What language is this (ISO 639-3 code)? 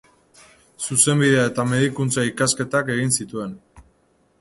eus